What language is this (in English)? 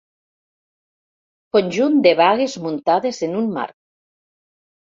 Catalan